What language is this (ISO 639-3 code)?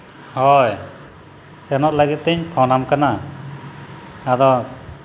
sat